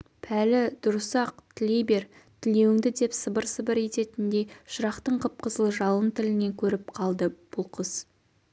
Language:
Kazakh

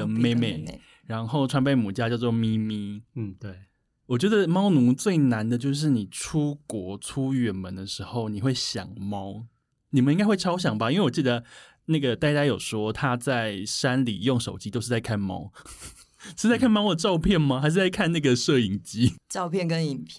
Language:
Chinese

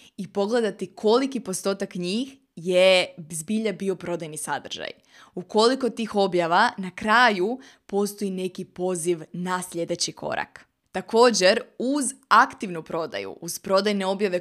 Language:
Croatian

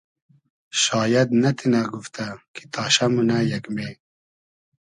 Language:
Hazaragi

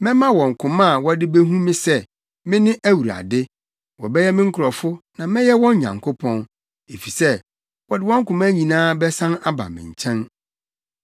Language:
Akan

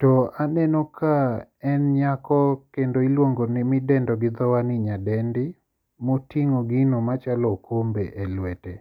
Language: Luo (Kenya and Tanzania)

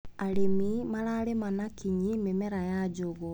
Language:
Kikuyu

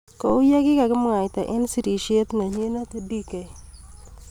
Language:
Kalenjin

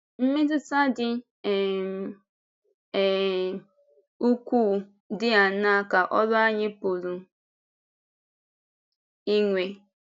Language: Igbo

